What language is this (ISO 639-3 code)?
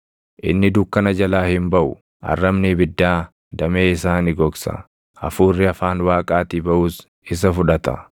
orm